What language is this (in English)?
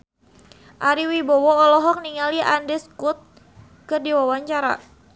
Sundanese